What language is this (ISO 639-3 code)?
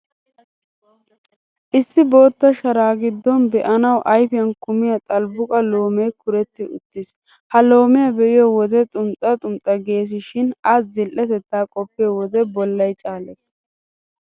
wal